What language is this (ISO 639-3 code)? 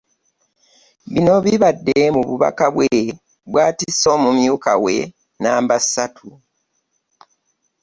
lug